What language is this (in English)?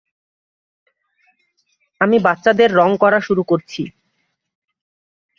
Bangla